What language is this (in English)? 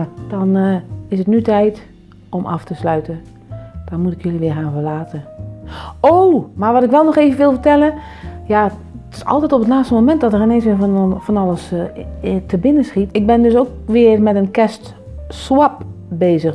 Dutch